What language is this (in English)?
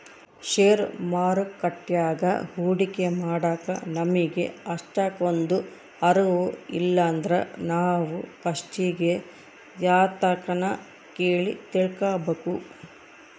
Kannada